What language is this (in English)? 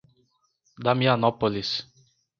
Portuguese